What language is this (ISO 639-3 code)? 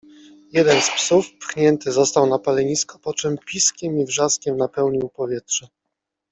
pol